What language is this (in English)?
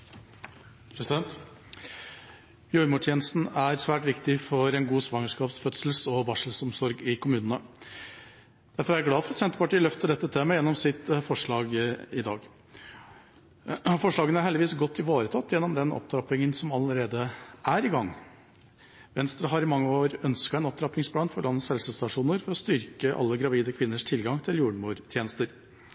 Norwegian